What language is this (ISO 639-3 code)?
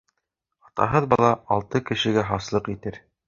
bak